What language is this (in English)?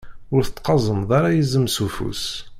Kabyle